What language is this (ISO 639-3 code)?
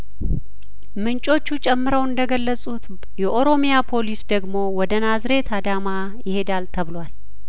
amh